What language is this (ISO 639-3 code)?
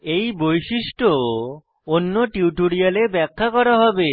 ben